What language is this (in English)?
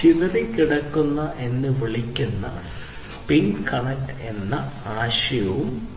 Malayalam